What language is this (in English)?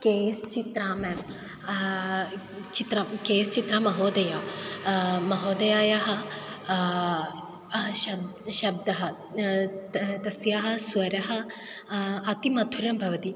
Sanskrit